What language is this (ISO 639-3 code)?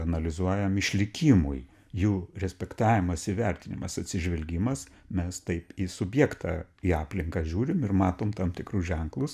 lit